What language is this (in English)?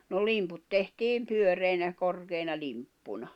Finnish